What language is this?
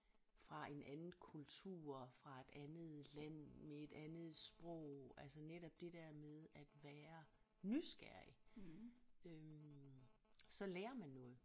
Danish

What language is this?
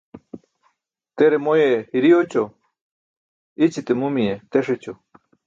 Burushaski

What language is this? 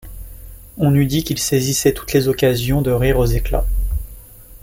French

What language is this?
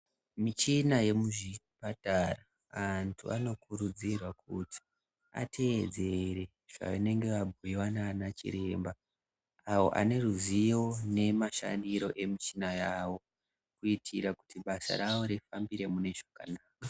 Ndau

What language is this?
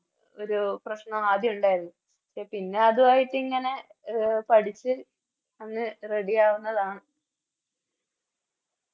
Malayalam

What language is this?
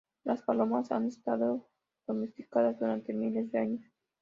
Spanish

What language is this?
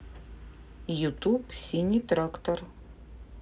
Russian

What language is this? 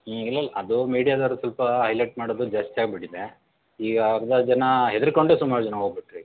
Kannada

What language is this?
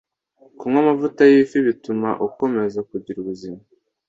Kinyarwanda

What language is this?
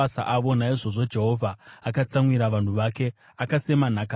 Shona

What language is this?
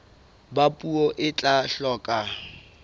Southern Sotho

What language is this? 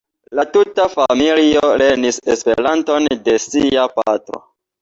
Esperanto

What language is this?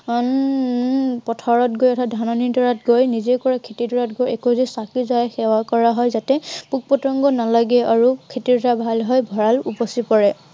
Assamese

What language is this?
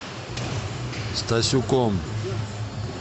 Russian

